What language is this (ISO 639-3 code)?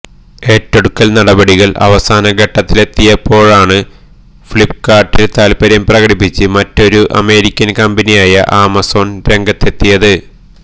mal